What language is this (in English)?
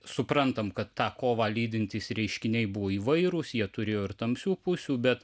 Lithuanian